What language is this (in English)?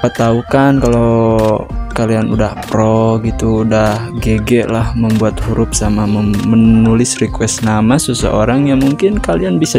Indonesian